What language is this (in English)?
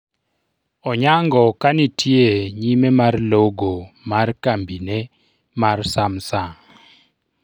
Luo (Kenya and Tanzania)